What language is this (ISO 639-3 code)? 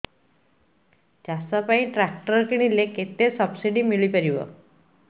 ori